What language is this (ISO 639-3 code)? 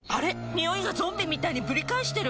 jpn